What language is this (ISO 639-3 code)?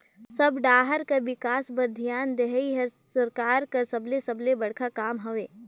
hne